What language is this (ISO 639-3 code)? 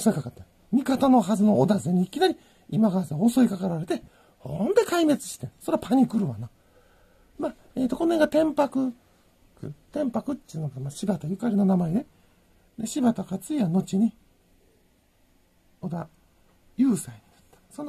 jpn